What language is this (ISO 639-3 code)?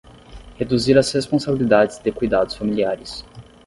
por